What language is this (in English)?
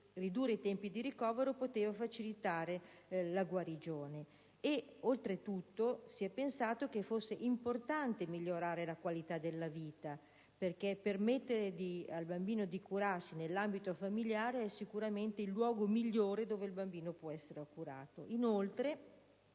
Italian